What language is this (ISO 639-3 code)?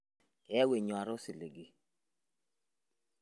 mas